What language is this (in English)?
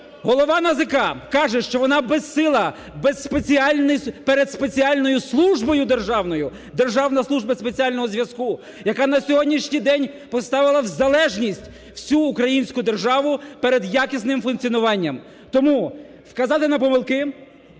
Ukrainian